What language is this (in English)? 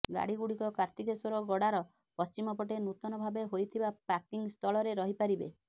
Odia